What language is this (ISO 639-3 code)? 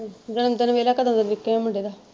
pan